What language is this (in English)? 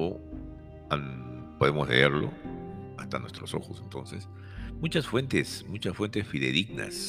Spanish